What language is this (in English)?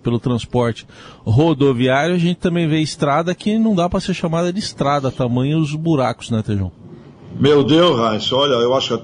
Portuguese